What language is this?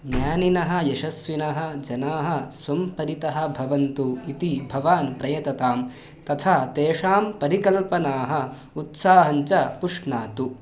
Sanskrit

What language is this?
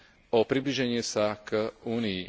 Slovak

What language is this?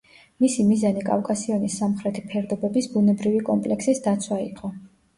Georgian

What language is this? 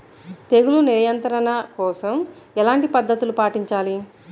Telugu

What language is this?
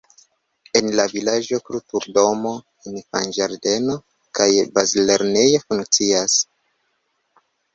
Esperanto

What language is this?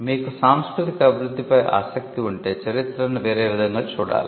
Telugu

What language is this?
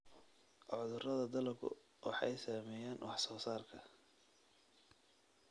Somali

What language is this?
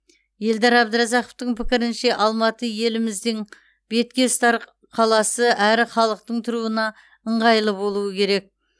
Kazakh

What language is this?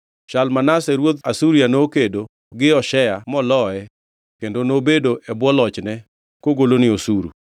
Luo (Kenya and Tanzania)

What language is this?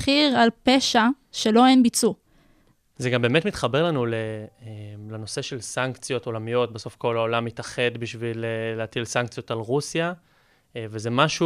Hebrew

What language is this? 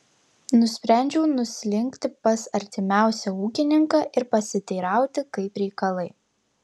Lithuanian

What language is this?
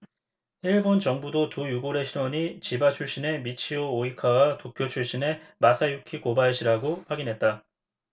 Korean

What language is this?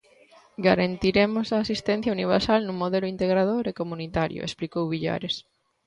Galician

